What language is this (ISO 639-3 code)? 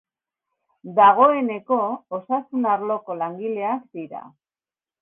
eus